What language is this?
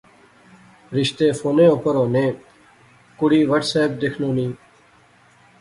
Pahari-Potwari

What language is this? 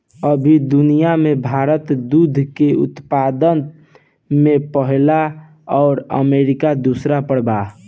Bhojpuri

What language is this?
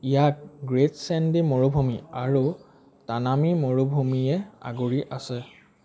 Assamese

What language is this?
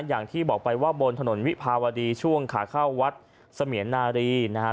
Thai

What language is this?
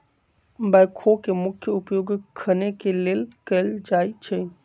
Magahi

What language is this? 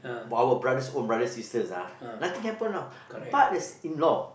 English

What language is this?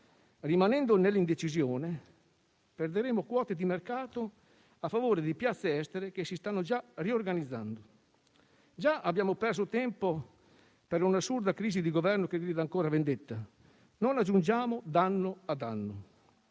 Italian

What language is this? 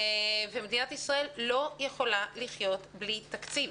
Hebrew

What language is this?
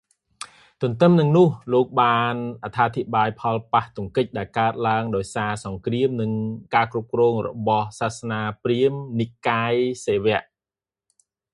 Khmer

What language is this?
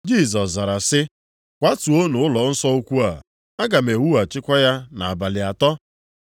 Igbo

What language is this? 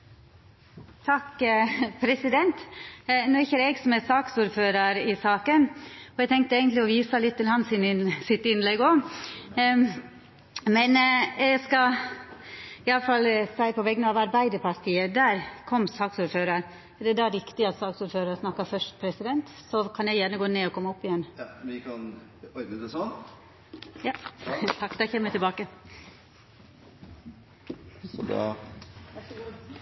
Norwegian Nynorsk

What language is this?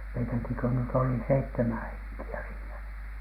Finnish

